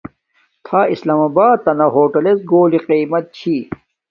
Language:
Domaaki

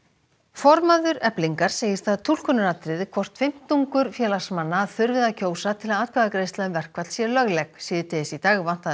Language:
Icelandic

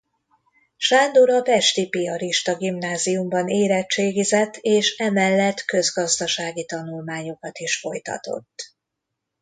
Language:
Hungarian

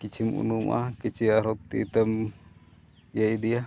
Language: Santali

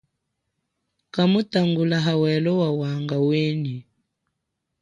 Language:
Chokwe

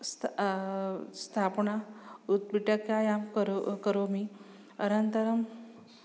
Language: Sanskrit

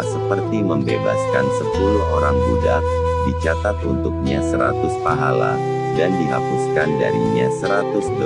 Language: Indonesian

